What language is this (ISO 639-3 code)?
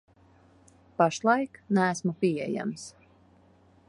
lav